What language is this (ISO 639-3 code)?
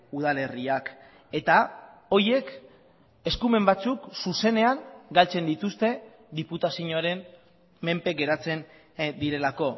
eus